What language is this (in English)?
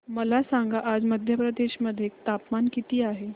Marathi